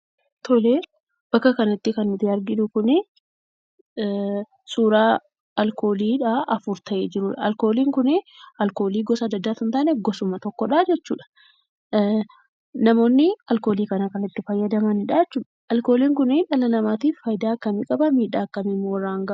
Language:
Oromo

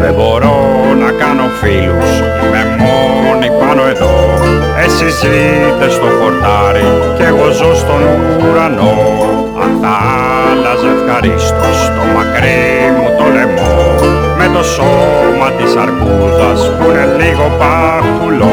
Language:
Greek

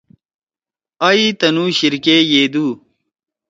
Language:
Torwali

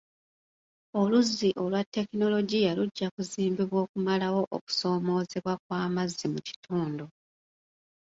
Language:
Ganda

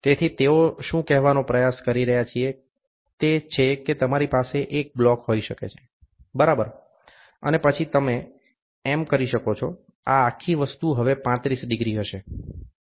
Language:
Gujarati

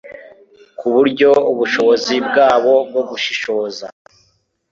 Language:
Kinyarwanda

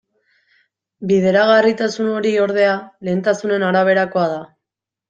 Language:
Basque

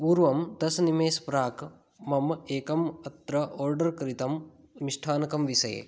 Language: Sanskrit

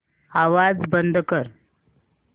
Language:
Marathi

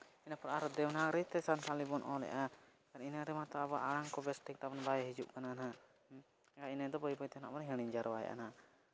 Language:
Santali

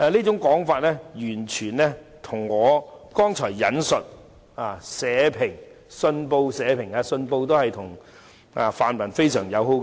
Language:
Cantonese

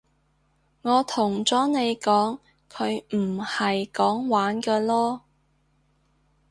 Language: Cantonese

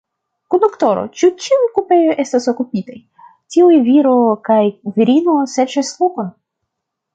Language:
Esperanto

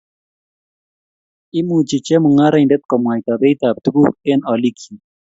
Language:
Kalenjin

